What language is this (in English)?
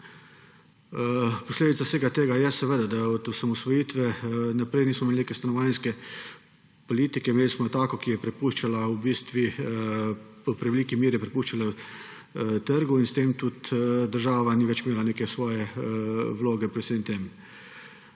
Slovenian